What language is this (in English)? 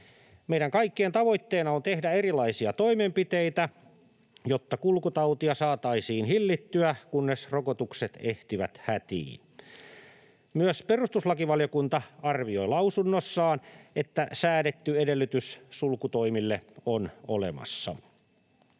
Finnish